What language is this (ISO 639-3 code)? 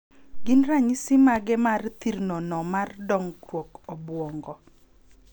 luo